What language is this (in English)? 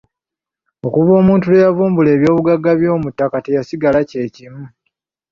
Ganda